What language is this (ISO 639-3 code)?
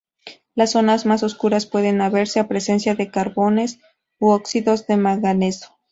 spa